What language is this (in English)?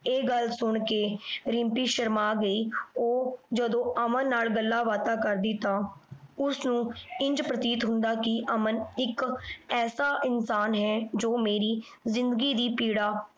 Punjabi